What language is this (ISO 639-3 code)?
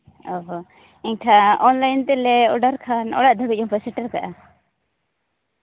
sat